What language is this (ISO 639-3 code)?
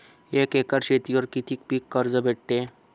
mar